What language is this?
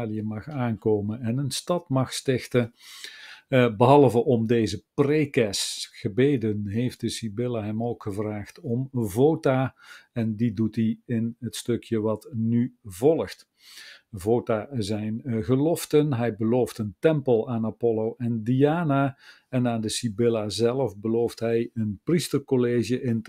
Dutch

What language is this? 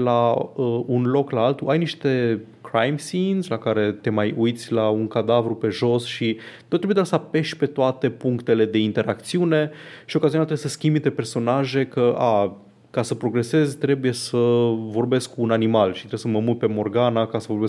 Romanian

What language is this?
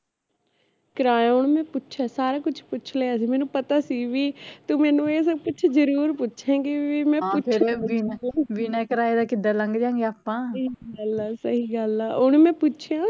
Punjabi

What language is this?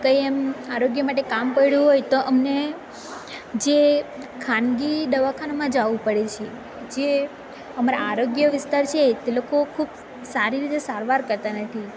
Gujarati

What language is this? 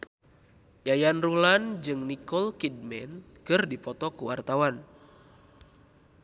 Sundanese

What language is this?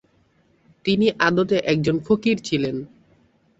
Bangla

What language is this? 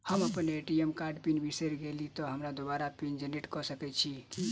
Maithili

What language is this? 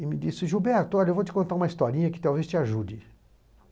Portuguese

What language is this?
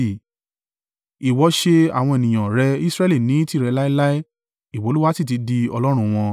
Yoruba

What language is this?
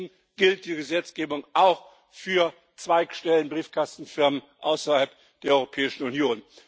German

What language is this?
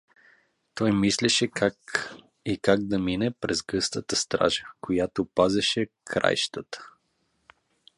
Bulgarian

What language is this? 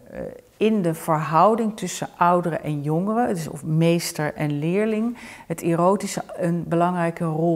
Dutch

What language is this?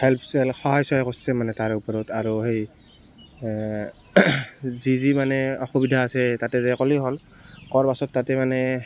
Assamese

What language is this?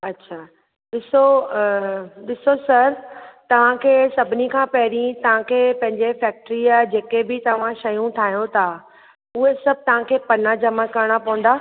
Sindhi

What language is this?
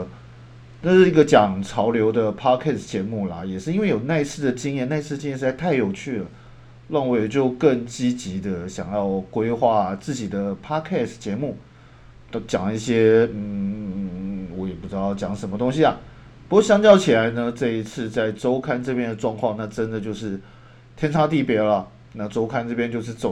Chinese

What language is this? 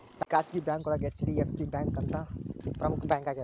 Kannada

